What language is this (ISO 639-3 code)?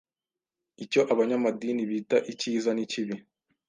kin